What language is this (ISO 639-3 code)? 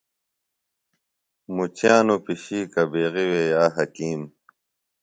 phl